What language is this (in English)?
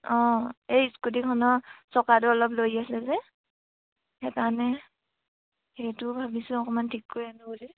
Assamese